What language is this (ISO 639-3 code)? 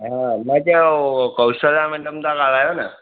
snd